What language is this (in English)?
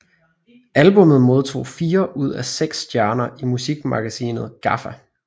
Danish